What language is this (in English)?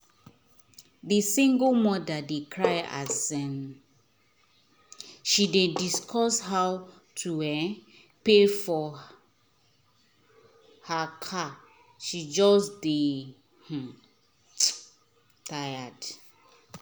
Nigerian Pidgin